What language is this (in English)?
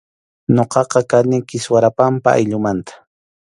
Arequipa-La Unión Quechua